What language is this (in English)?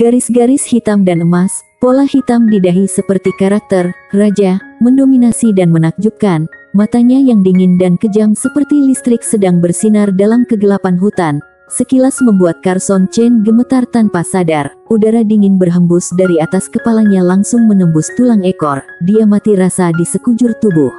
Indonesian